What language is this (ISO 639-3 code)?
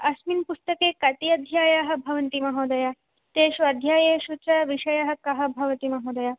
san